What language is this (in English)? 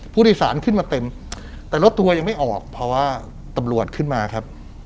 Thai